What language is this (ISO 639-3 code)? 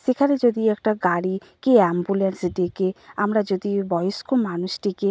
ben